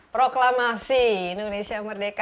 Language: Indonesian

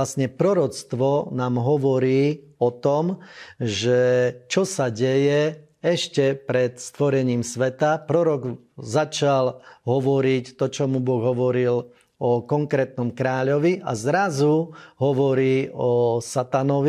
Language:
Slovak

